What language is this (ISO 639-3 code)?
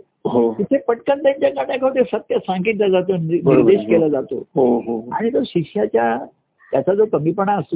mar